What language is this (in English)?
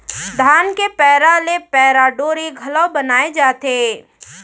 Chhattisgarhi